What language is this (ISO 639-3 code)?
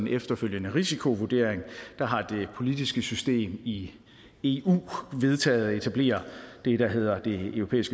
dan